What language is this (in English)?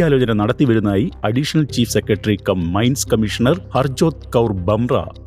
Malayalam